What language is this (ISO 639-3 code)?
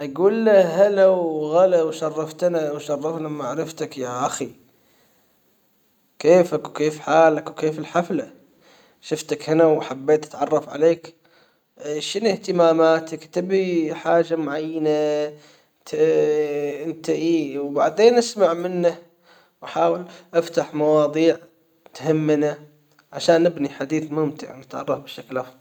acw